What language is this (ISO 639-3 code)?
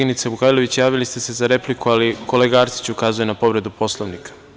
srp